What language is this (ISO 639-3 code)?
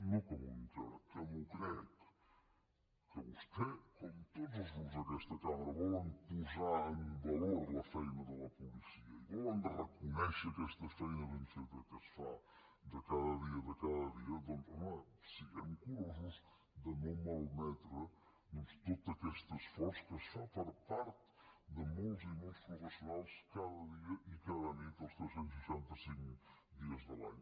cat